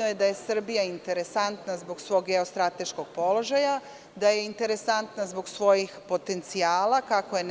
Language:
Serbian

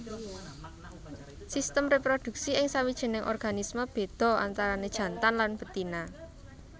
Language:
Javanese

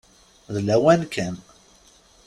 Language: Kabyle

